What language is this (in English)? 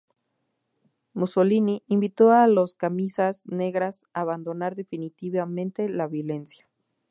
Spanish